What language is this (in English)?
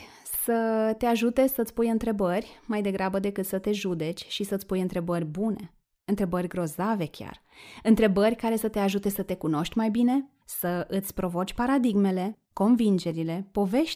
Romanian